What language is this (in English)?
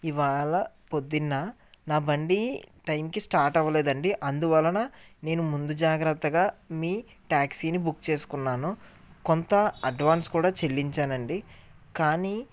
Telugu